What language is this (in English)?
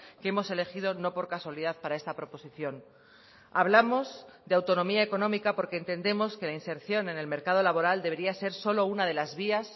Spanish